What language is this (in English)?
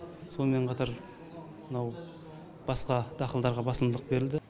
Kazakh